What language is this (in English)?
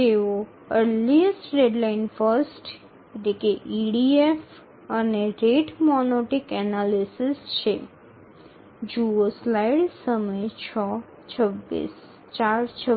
Gujarati